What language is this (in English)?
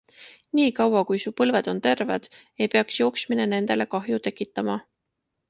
Estonian